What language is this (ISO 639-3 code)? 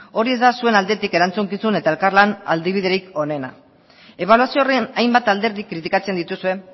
eus